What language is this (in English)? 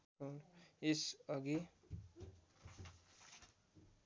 Nepali